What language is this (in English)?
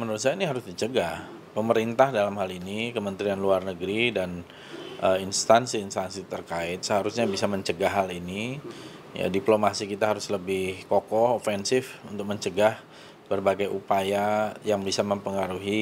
Indonesian